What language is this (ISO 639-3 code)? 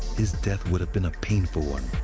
eng